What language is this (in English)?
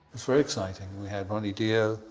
English